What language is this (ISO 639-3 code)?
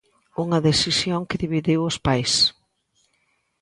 glg